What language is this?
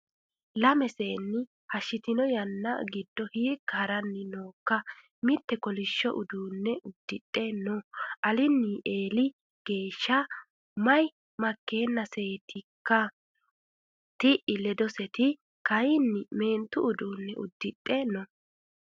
Sidamo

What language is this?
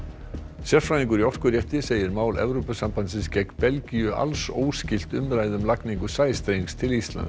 Icelandic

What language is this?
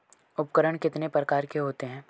Hindi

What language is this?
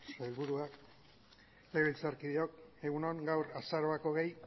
Basque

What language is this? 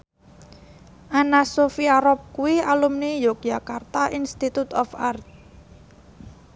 Javanese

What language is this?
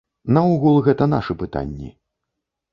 Belarusian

